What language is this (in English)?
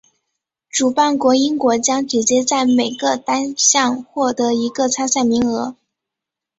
Chinese